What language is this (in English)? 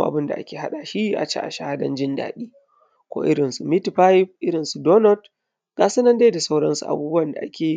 Hausa